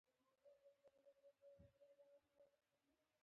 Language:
Pashto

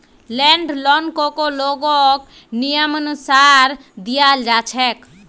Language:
Magahi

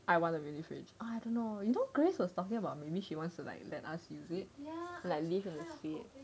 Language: English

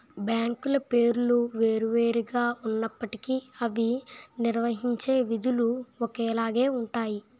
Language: Telugu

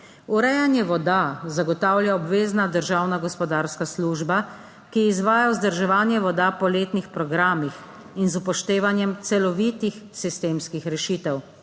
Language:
Slovenian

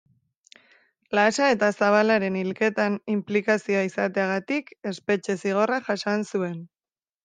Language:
Basque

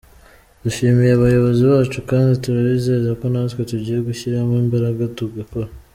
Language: Kinyarwanda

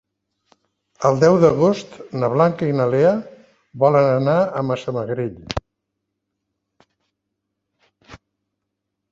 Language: Catalan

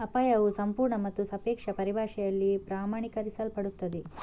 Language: Kannada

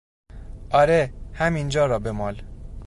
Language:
Persian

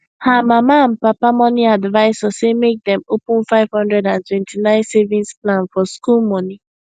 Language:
Nigerian Pidgin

